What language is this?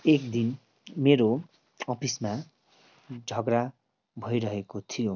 Nepali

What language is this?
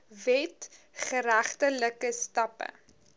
Afrikaans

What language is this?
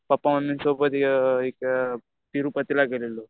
Marathi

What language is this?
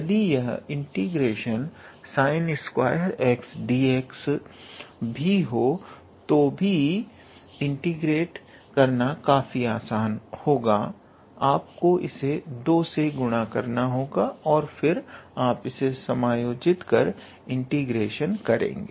Hindi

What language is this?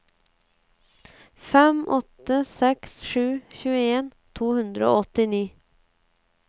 Norwegian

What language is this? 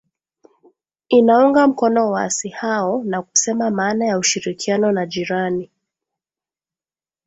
Swahili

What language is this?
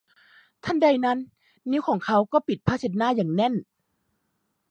Thai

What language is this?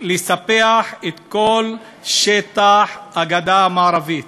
Hebrew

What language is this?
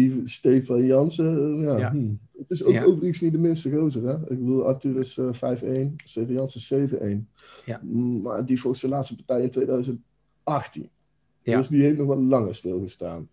Dutch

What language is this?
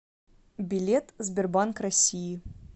Russian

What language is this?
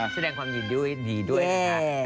Thai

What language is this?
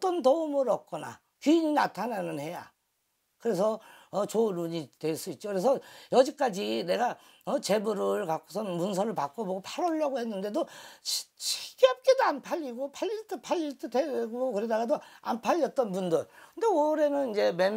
Korean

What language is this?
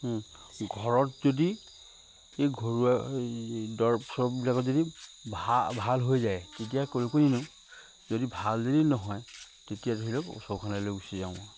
Assamese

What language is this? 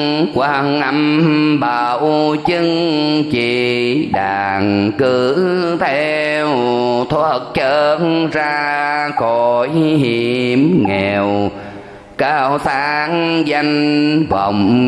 Vietnamese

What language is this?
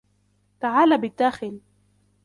Arabic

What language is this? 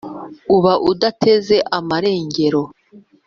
Kinyarwanda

